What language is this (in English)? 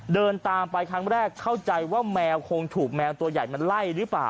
Thai